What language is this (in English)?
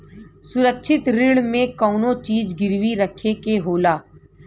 Bhojpuri